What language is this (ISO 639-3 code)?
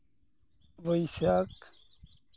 sat